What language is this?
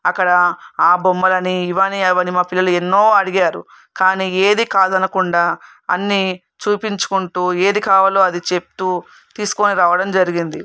Telugu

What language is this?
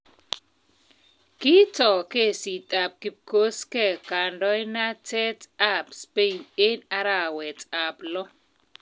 Kalenjin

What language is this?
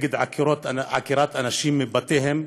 Hebrew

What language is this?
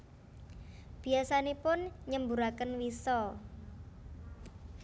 Javanese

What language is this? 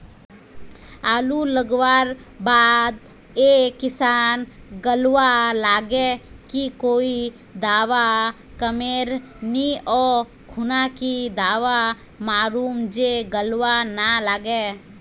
Magahi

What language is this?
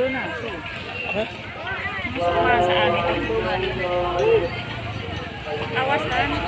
Indonesian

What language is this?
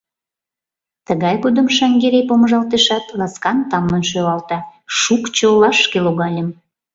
Mari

